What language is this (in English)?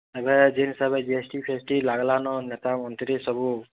Odia